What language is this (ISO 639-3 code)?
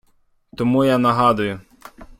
ukr